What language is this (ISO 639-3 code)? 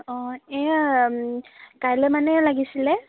asm